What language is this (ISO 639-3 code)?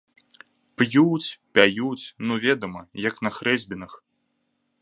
bel